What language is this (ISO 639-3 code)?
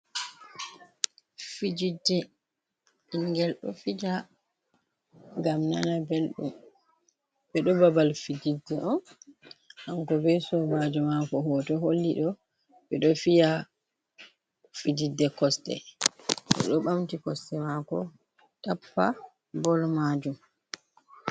ful